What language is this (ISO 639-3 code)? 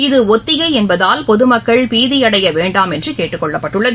tam